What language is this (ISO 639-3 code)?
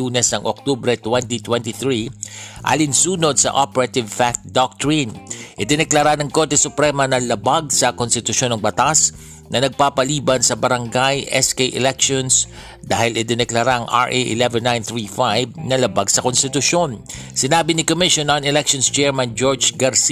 fil